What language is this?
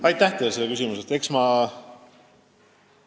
Estonian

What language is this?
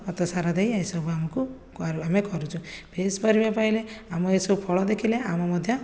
Odia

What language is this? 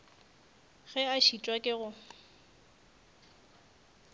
Northern Sotho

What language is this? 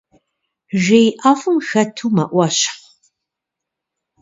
Kabardian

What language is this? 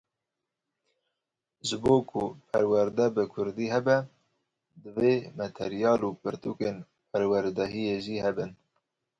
Kurdish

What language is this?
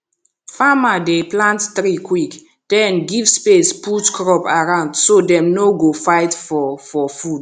Nigerian Pidgin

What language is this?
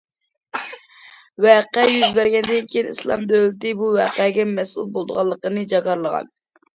Uyghur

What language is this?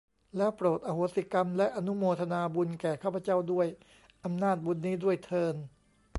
Thai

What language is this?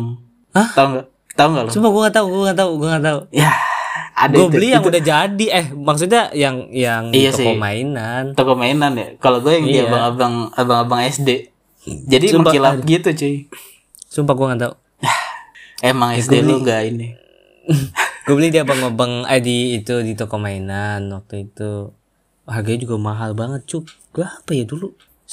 Indonesian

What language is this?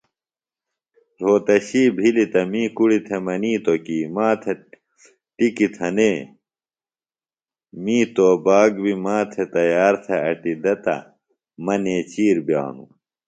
Phalura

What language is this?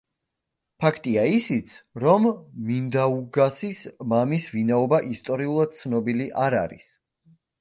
Georgian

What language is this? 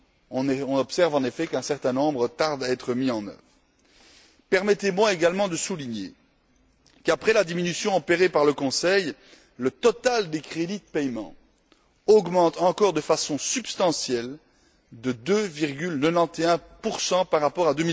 French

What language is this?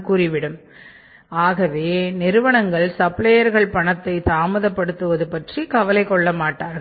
Tamil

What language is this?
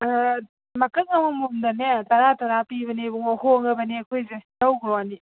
Manipuri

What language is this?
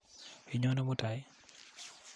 Kalenjin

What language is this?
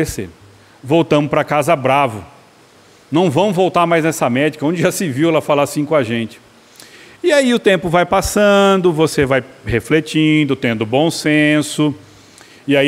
Portuguese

